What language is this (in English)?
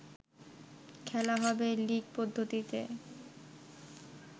Bangla